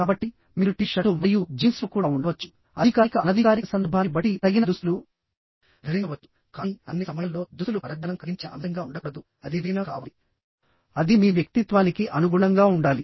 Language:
Telugu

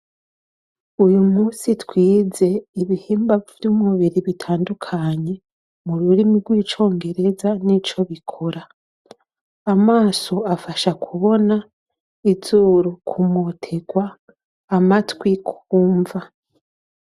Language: Rundi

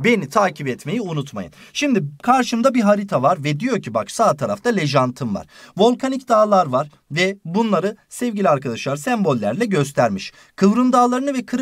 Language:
Turkish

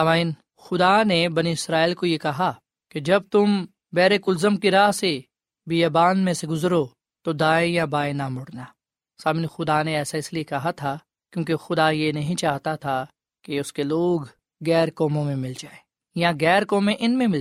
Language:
Urdu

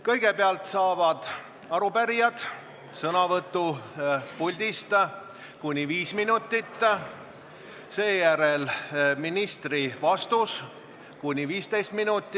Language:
Estonian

